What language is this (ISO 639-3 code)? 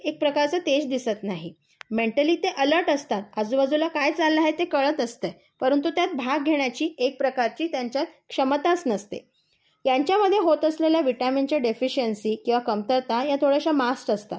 mar